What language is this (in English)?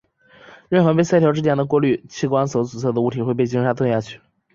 Chinese